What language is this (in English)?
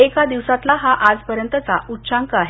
Marathi